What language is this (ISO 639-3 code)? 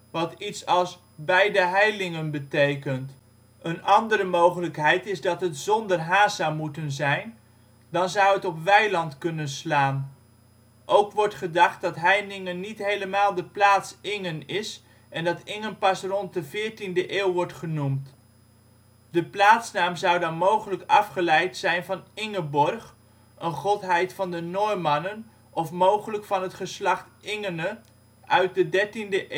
nld